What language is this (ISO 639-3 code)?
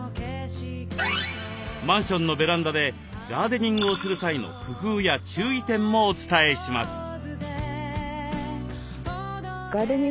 jpn